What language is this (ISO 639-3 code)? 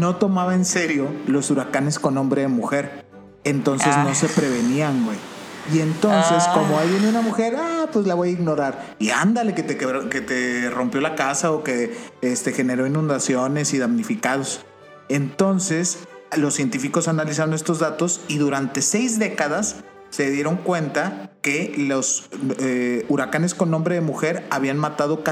spa